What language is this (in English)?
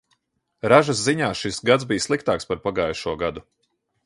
Latvian